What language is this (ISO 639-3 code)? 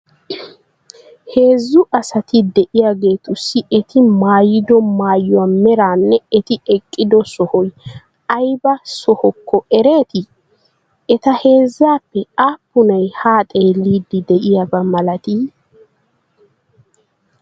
wal